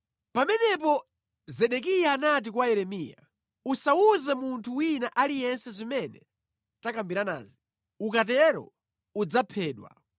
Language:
Nyanja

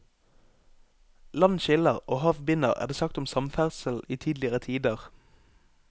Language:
Norwegian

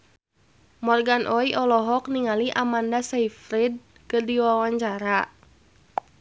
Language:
Sundanese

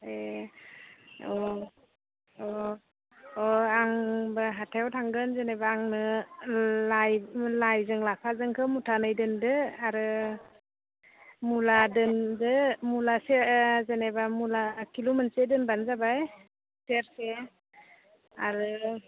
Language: Bodo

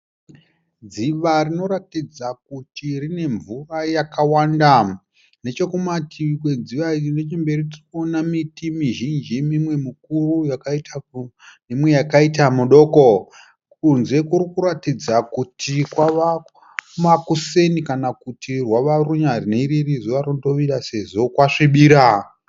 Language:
Shona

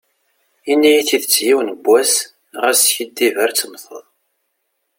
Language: Kabyle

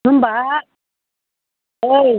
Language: Bodo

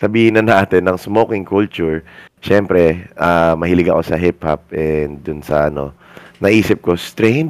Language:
Filipino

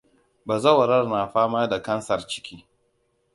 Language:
Hausa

